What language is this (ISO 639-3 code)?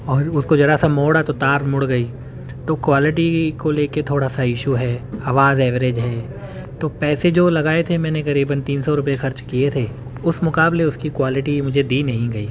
urd